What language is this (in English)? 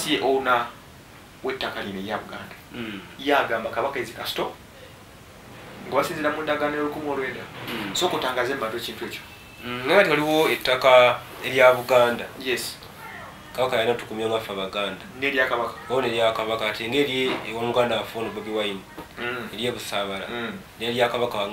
Indonesian